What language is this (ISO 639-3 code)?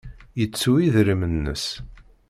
kab